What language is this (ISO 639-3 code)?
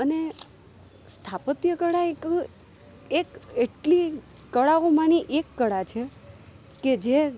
guj